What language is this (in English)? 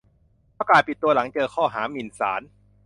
Thai